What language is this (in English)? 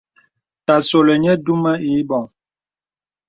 Bebele